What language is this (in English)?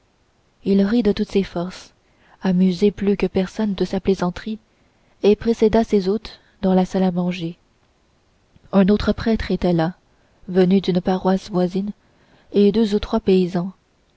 French